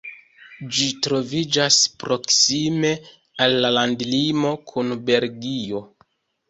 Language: Esperanto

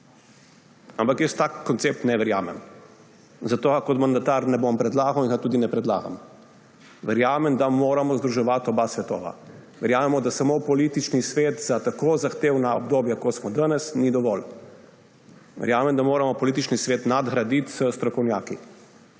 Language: Slovenian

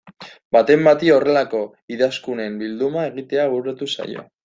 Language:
Basque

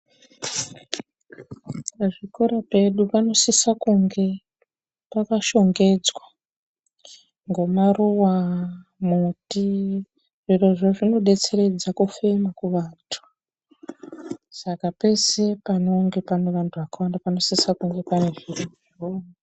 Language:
Ndau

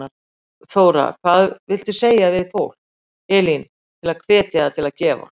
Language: Icelandic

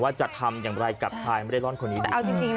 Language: Thai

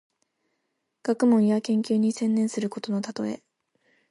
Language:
Japanese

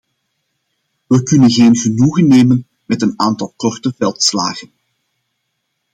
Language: Dutch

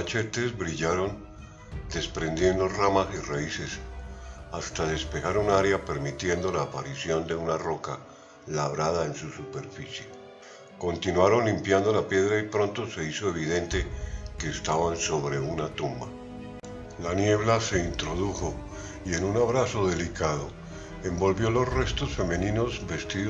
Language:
Spanish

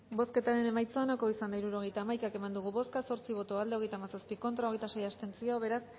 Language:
Basque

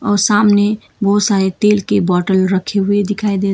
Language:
Hindi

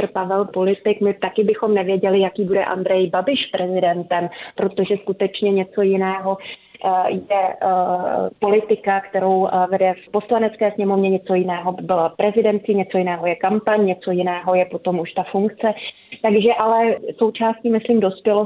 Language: Czech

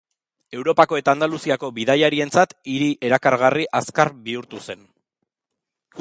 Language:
Basque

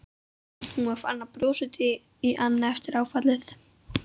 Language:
Icelandic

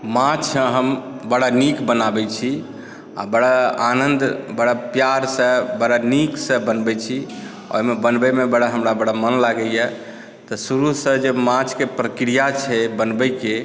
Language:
Maithili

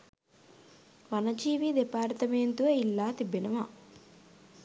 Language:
Sinhala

